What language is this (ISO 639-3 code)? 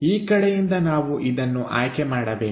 kan